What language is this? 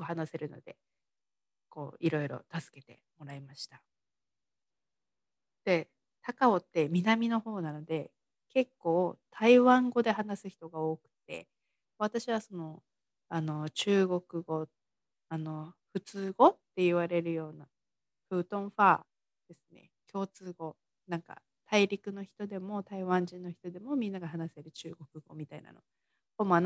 Japanese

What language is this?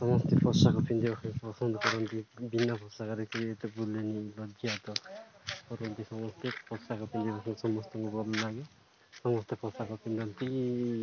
Odia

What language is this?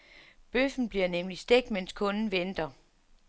Danish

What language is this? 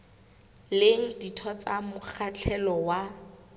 Southern Sotho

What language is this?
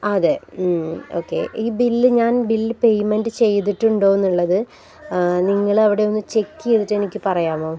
Malayalam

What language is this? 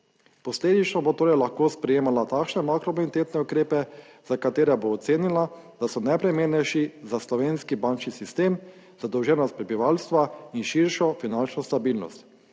Slovenian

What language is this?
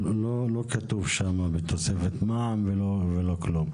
Hebrew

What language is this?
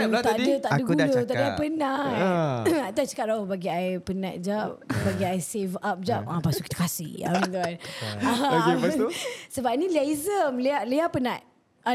Malay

